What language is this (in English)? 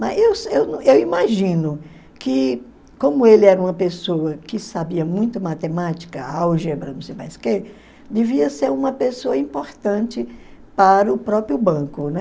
Portuguese